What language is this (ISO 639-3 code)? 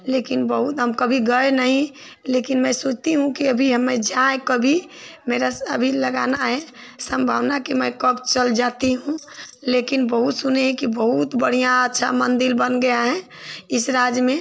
hin